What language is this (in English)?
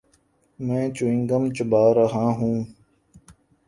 Urdu